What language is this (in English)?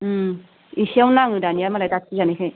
Bodo